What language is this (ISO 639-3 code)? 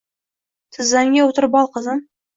uzb